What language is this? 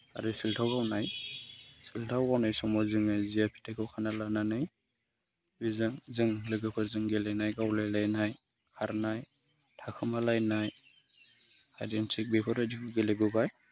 Bodo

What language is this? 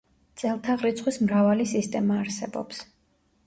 Georgian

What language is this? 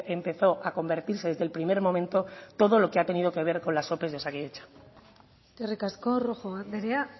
Spanish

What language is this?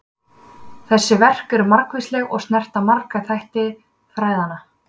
Icelandic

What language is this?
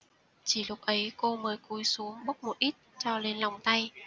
Vietnamese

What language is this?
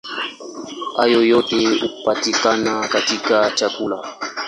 Swahili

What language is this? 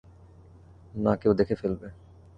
Bangla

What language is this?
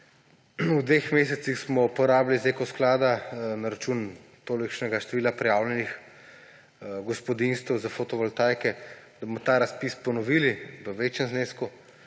Slovenian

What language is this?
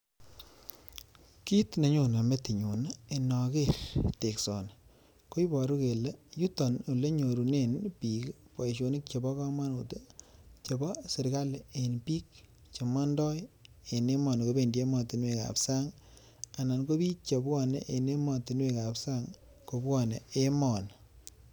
Kalenjin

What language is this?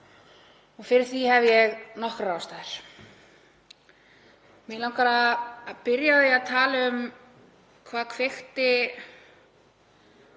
Icelandic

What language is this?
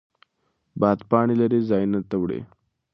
Pashto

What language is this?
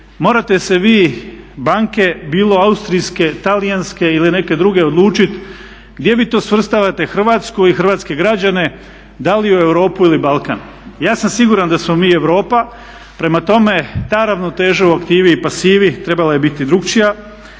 Croatian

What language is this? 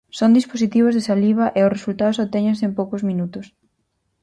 Galician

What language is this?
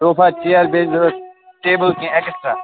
Kashmiri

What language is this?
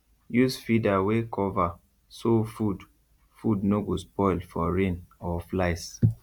Nigerian Pidgin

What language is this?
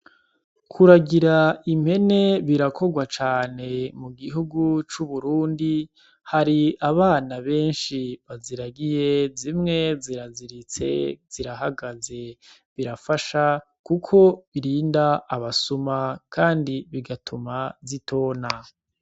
Rundi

